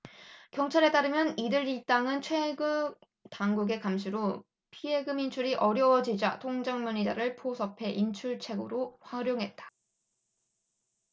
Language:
Korean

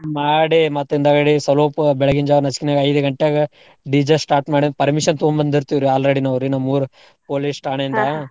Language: Kannada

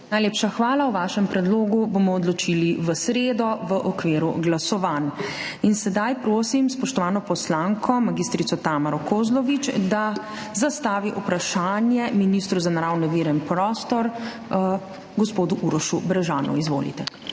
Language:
Slovenian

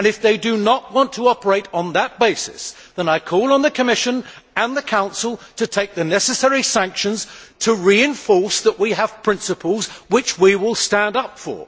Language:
English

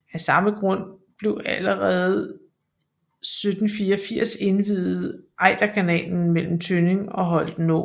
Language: Danish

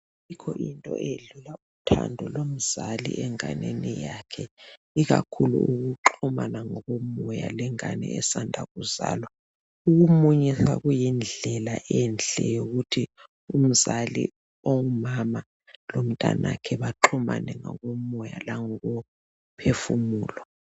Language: North Ndebele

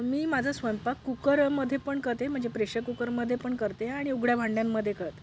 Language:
Marathi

